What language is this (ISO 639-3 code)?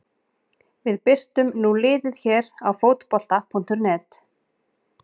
isl